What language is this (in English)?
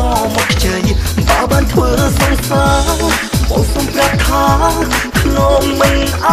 Thai